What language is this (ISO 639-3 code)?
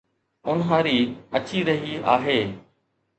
snd